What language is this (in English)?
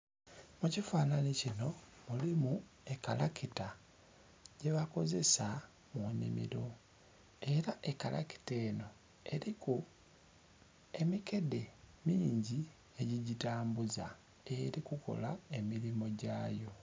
Soga